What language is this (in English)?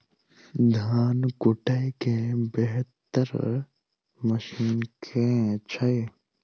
Maithili